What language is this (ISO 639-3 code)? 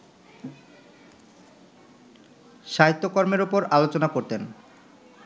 ben